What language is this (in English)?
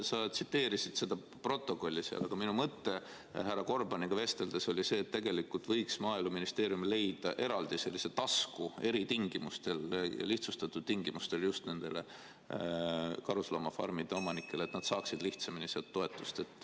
Estonian